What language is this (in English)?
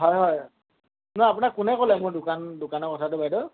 Assamese